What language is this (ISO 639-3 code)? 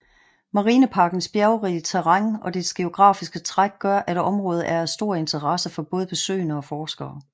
dan